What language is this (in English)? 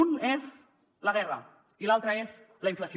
Catalan